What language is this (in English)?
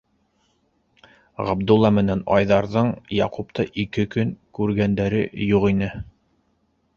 Bashkir